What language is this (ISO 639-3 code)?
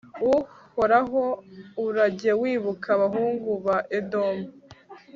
kin